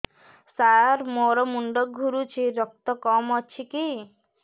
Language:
Odia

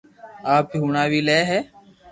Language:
Loarki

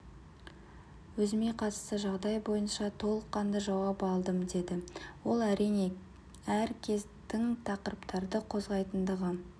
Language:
Kazakh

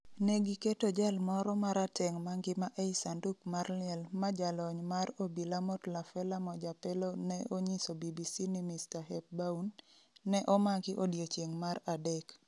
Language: Luo (Kenya and Tanzania)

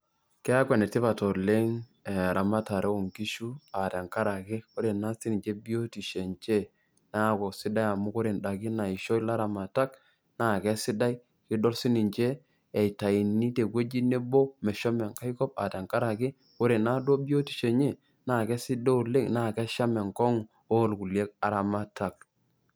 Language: Masai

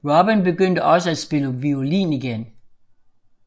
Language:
Danish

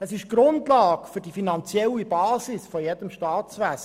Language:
Swiss German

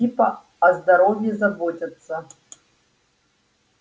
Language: Russian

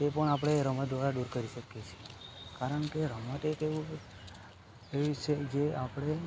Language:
Gujarati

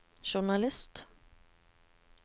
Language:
Norwegian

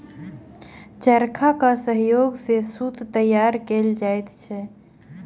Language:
Maithili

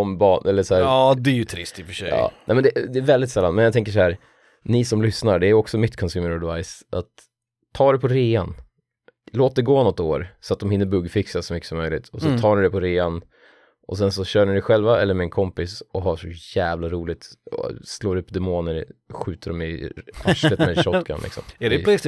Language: Swedish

